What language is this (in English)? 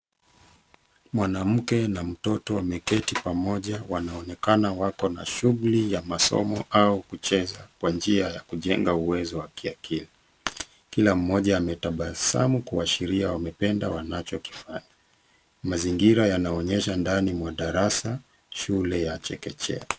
Swahili